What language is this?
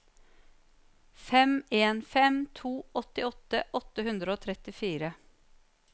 Norwegian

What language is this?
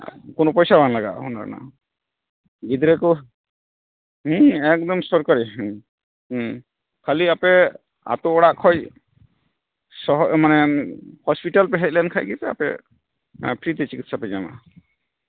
Santali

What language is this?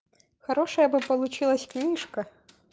Russian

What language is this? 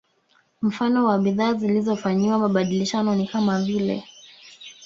Swahili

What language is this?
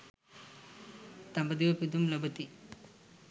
Sinhala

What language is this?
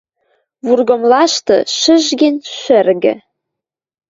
Western Mari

